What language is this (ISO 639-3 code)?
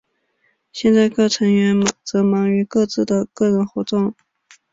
zho